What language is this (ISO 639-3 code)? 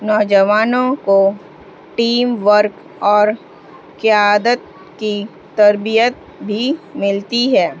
urd